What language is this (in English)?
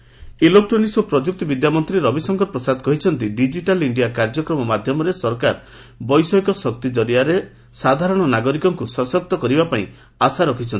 Odia